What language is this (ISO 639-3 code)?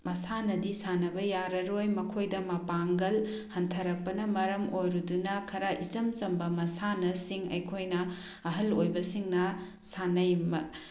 mni